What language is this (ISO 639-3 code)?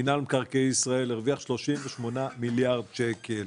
heb